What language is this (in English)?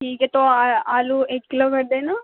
Urdu